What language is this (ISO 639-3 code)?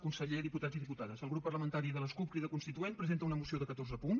cat